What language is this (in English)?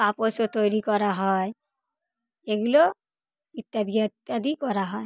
Bangla